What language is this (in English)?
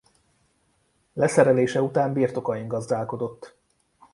Hungarian